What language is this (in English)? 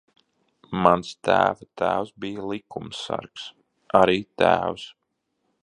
Latvian